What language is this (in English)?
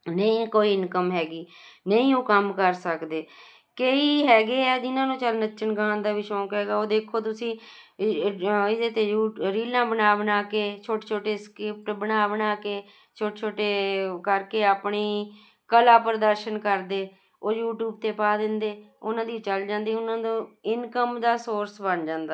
Punjabi